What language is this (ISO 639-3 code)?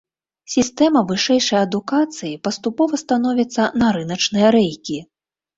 bel